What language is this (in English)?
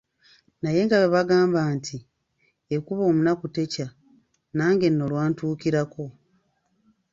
Ganda